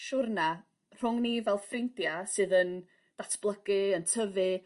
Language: Welsh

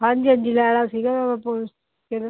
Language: Punjabi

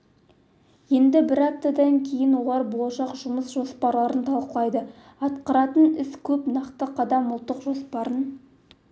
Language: Kazakh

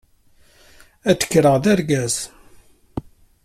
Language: Kabyle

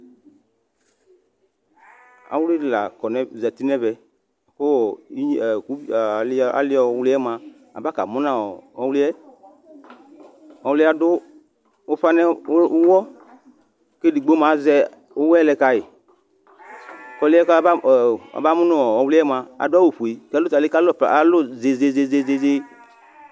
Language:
Ikposo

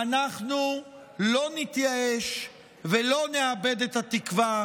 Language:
Hebrew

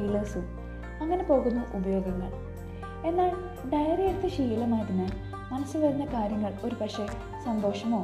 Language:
Malayalam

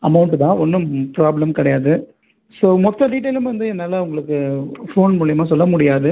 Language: Tamil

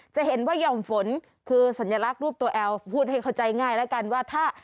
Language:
Thai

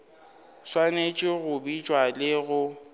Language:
Northern Sotho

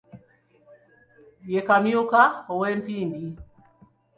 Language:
Ganda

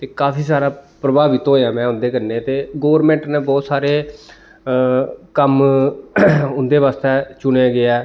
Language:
Dogri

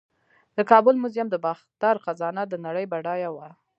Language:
Pashto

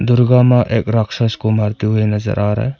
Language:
Hindi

